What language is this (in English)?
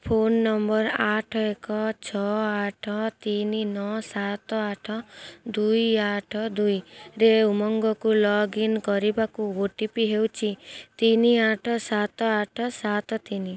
Odia